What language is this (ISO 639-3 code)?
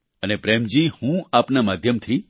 guj